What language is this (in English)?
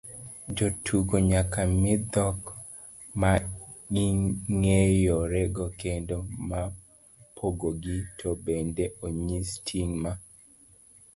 Luo (Kenya and Tanzania)